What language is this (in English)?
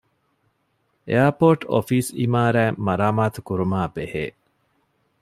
Divehi